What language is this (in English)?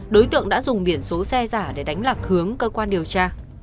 Vietnamese